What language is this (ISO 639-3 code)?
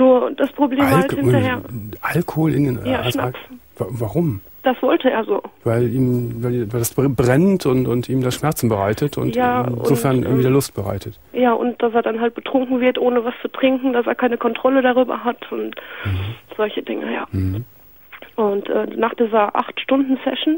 deu